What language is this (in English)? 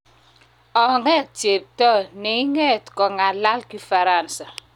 Kalenjin